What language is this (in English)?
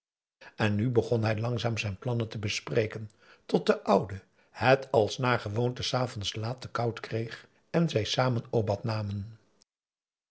Dutch